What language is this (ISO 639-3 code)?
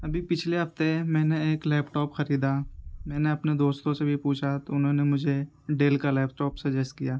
urd